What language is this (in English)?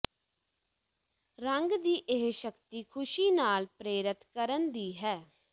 Punjabi